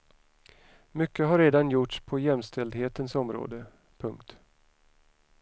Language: Swedish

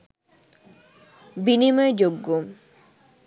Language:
Bangla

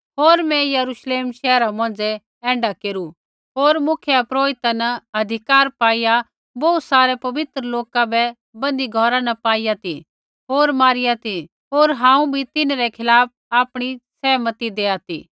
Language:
Kullu Pahari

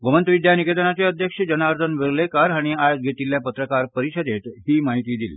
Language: Konkani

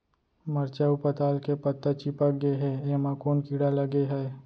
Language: Chhattisgarhi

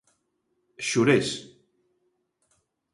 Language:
Galician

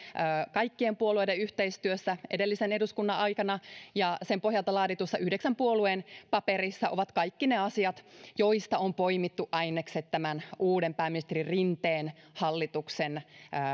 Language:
Finnish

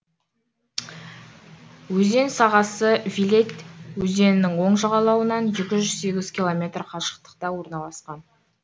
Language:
Kazakh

